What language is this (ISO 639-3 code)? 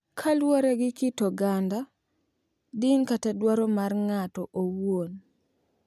luo